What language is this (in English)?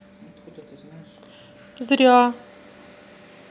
Russian